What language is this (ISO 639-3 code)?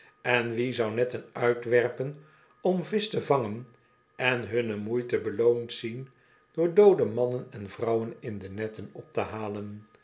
nld